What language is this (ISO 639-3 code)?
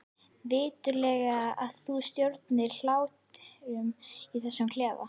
isl